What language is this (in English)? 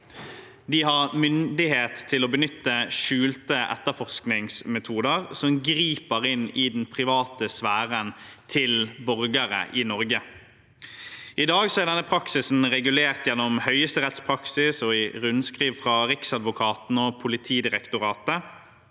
Norwegian